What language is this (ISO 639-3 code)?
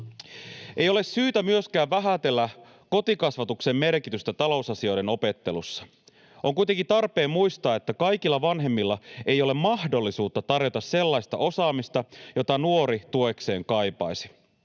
fin